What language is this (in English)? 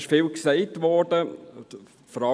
Swiss German